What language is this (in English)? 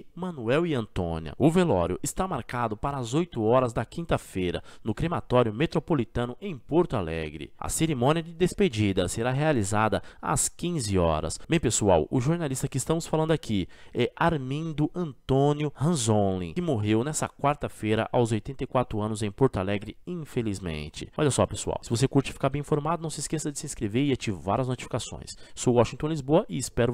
Portuguese